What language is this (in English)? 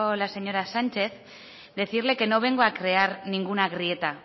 Spanish